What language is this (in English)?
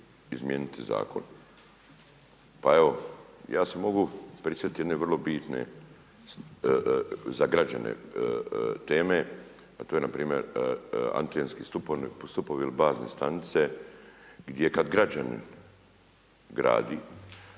Croatian